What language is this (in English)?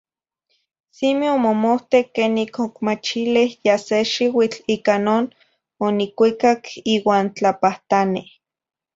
Zacatlán-Ahuacatlán-Tepetzintla Nahuatl